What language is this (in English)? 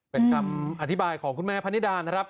Thai